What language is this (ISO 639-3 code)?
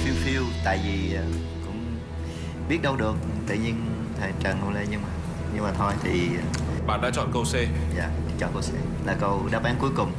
vie